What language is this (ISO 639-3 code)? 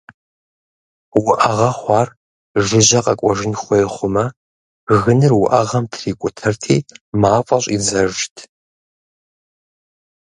kbd